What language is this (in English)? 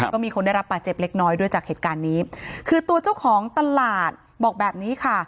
Thai